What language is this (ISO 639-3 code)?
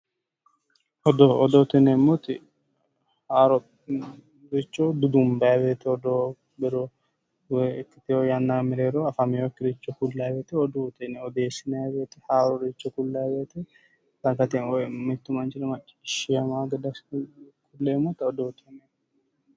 sid